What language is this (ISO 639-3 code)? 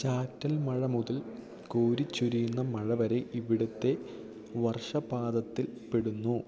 mal